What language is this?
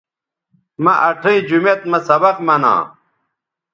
Bateri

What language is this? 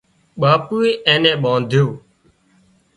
Wadiyara Koli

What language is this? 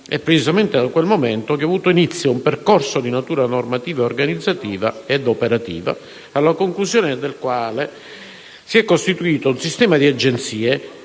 Italian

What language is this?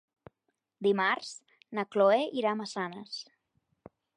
Catalan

